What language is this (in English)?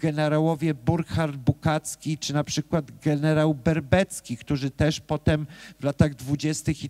Polish